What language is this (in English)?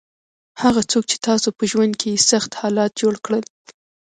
Pashto